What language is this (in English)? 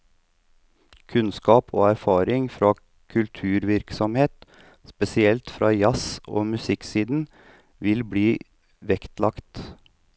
Norwegian